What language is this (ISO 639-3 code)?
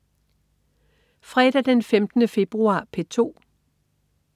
dan